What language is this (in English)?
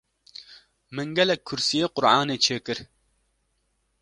Kurdish